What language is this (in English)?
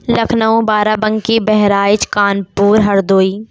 Urdu